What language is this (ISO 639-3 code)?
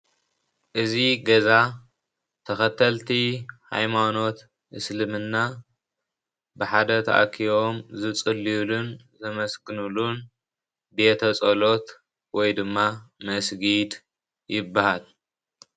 tir